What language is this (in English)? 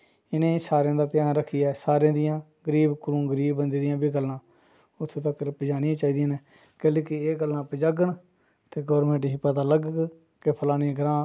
Dogri